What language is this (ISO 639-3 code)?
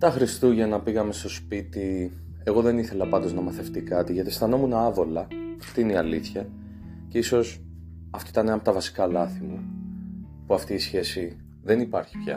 ell